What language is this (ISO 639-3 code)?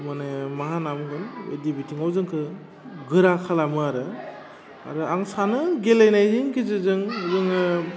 brx